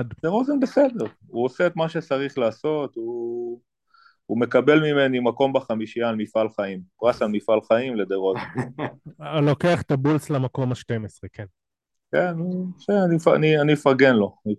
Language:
Hebrew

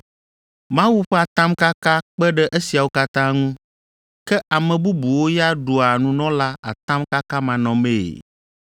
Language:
Ewe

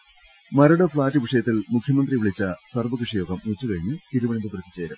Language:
Malayalam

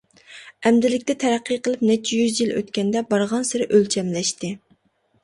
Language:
Uyghur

